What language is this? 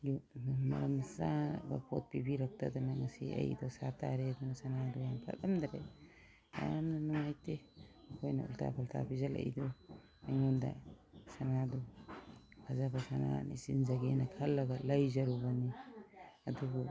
Manipuri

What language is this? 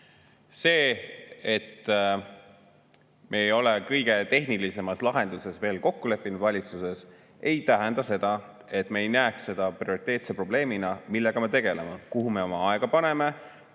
Estonian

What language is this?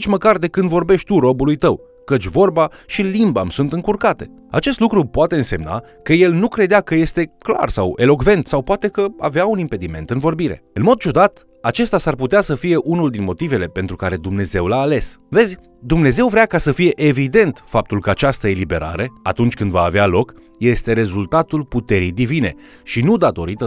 Romanian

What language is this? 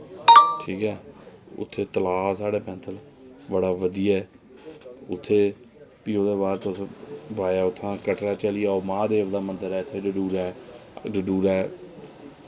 Dogri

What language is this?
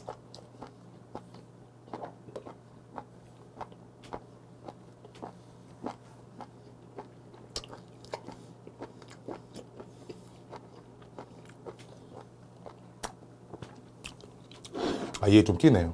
Korean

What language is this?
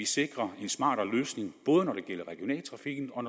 Danish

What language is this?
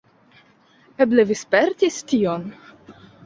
Esperanto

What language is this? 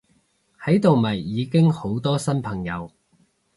Cantonese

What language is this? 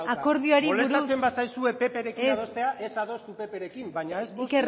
Basque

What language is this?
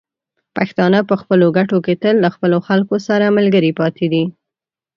Pashto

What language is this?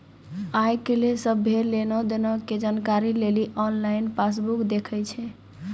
Maithili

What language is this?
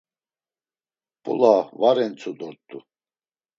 Laz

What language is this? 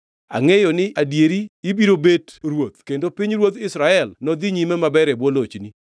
Luo (Kenya and Tanzania)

